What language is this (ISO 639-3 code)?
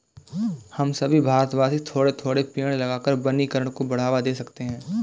hin